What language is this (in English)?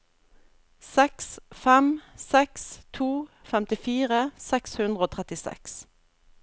Norwegian